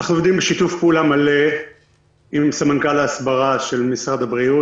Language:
Hebrew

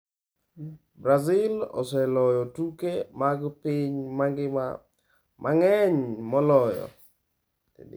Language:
Luo (Kenya and Tanzania)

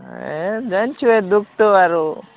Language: Odia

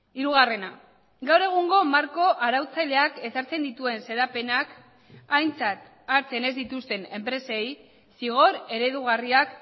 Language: Basque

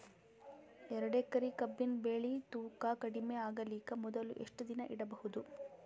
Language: Kannada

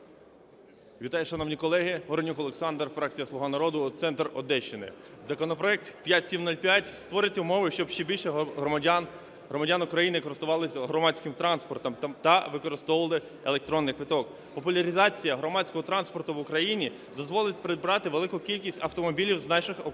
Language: Ukrainian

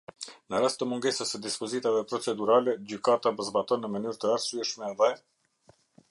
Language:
Albanian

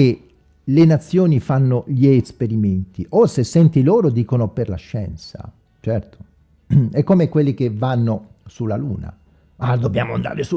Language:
Italian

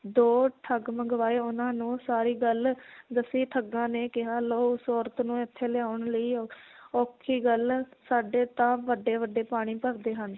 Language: Punjabi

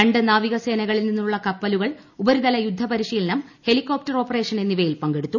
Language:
Malayalam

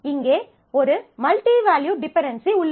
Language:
Tamil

